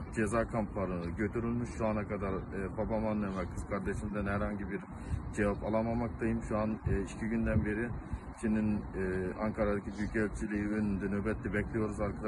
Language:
Turkish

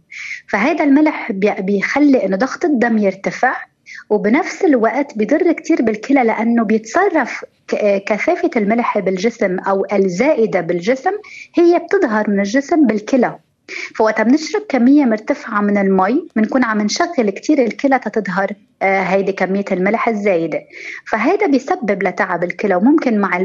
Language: Arabic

